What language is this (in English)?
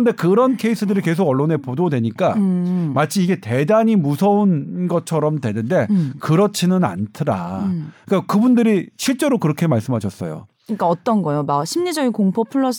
Korean